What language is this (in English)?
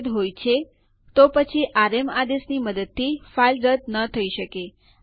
Gujarati